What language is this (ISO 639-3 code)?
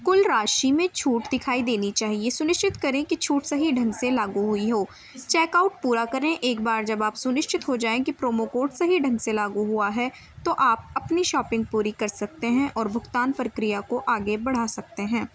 urd